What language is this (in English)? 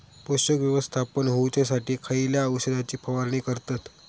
Marathi